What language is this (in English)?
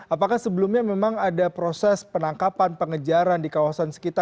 Indonesian